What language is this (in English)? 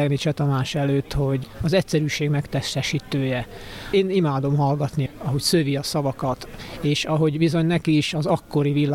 Hungarian